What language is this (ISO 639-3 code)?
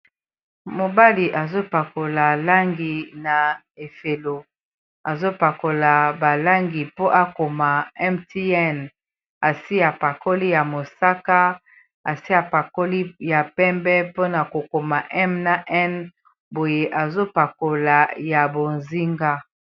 lin